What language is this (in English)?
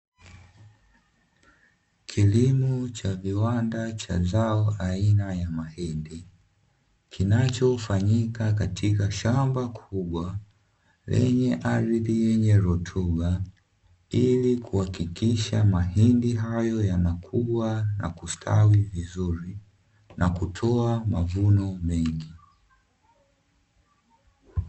Swahili